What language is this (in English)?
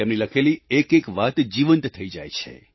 Gujarati